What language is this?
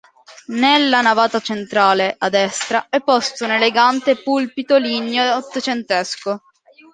Italian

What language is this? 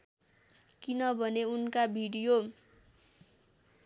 Nepali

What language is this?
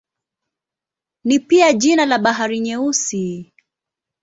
Swahili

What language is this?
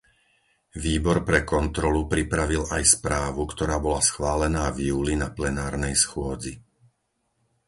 Slovak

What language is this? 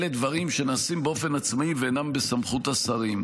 Hebrew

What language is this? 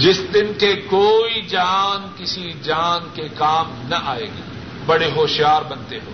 Urdu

